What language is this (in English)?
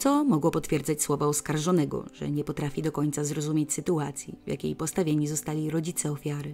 Polish